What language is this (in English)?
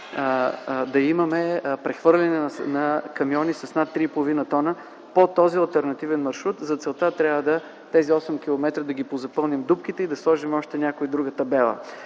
Bulgarian